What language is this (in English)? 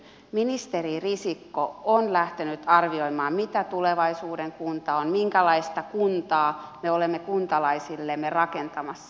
Finnish